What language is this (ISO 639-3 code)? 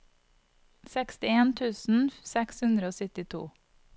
nor